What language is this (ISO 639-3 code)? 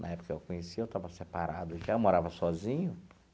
por